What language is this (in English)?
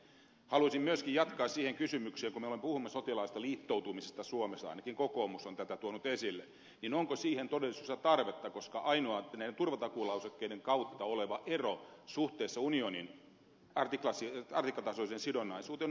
Finnish